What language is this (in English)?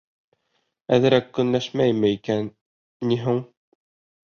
Bashkir